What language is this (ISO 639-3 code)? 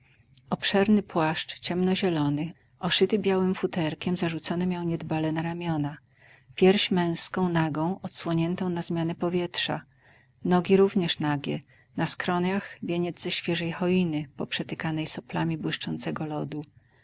pol